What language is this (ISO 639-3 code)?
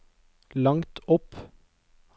nor